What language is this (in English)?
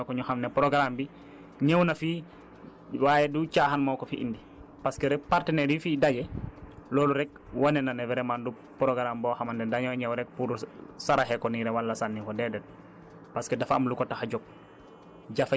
Wolof